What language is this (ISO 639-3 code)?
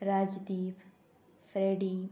kok